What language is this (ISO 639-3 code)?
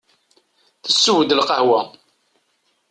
kab